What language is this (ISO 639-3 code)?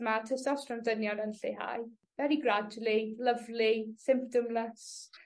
cym